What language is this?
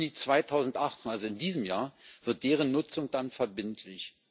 German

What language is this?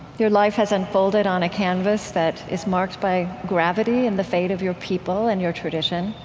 English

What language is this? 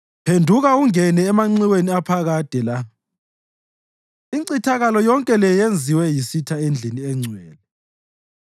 North Ndebele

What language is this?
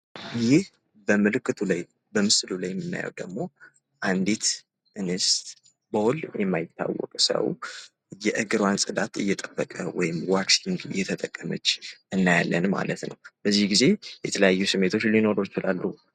Amharic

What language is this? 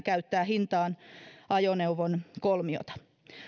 Finnish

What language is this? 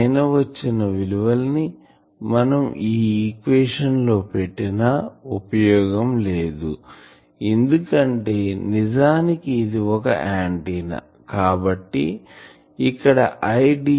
Telugu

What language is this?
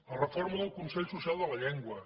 Catalan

